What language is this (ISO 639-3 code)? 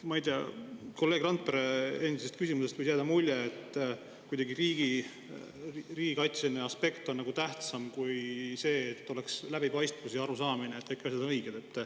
est